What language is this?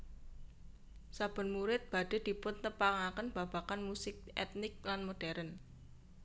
Javanese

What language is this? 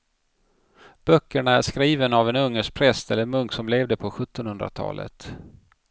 Swedish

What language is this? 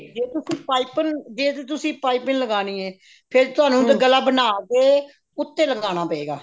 Punjabi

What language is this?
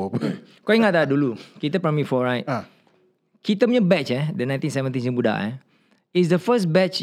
Malay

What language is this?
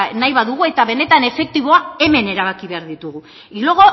Basque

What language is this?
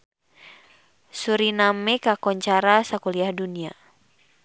Sundanese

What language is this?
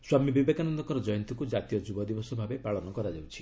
Odia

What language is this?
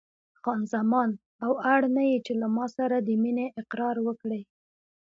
Pashto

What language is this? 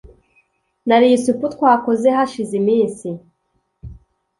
Kinyarwanda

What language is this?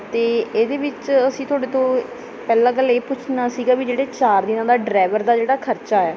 Punjabi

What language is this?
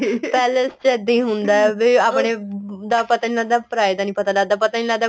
Punjabi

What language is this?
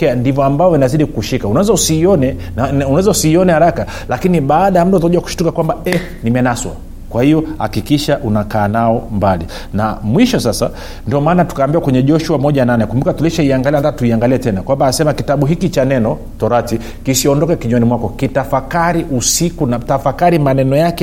Swahili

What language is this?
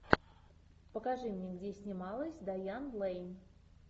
Russian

